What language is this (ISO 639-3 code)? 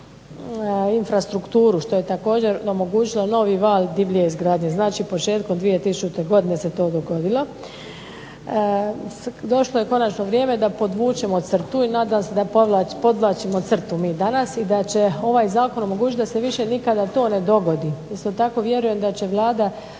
hrv